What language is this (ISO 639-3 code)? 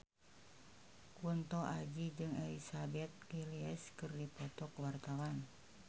sun